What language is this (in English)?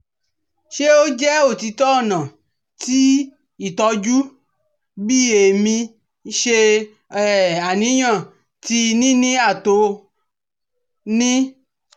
Yoruba